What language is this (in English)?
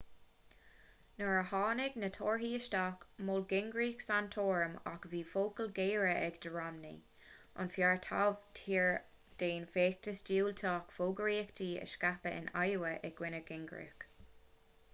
Irish